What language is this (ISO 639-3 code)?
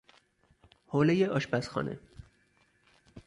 fas